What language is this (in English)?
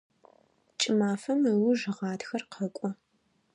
Adyghe